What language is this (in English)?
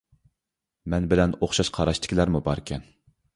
Uyghur